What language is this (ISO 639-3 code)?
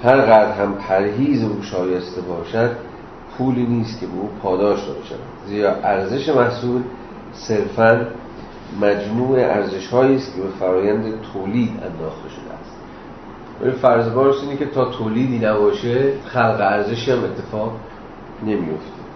fas